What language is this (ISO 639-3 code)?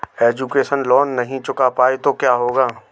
hin